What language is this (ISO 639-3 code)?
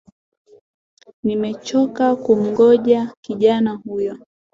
swa